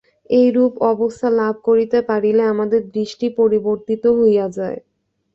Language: Bangla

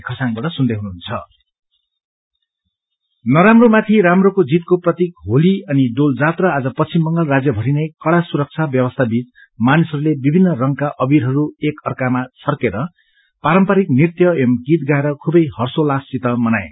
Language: Nepali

